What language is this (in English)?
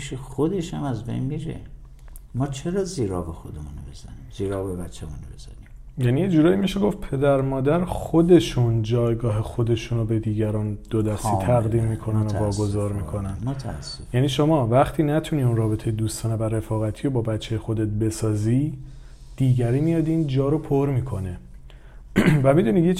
Persian